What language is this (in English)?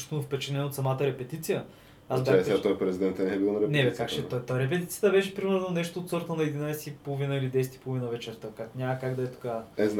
Bulgarian